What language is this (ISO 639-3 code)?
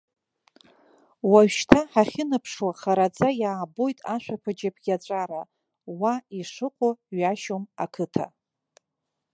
abk